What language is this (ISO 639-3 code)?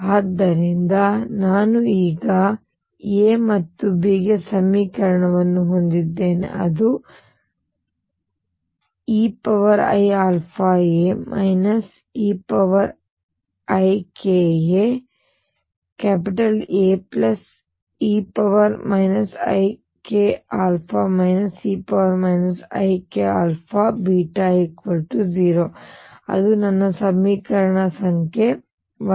kan